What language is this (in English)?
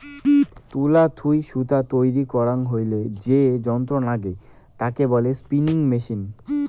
Bangla